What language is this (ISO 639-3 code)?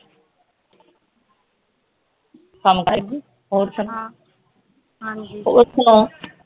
pan